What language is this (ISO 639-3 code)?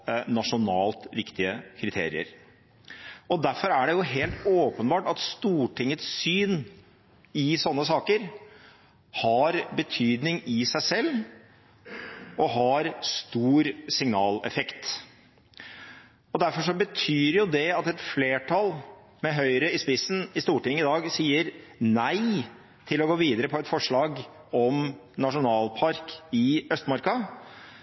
nob